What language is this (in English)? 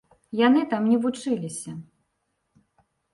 Belarusian